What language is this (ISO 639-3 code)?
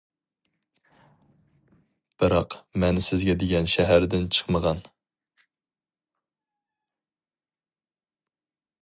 uig